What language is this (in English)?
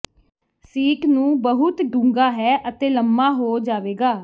Punjabi